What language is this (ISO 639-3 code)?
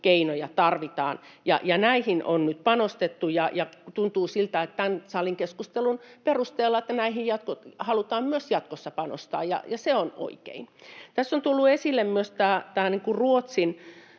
fin